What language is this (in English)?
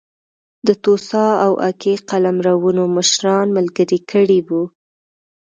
Pashto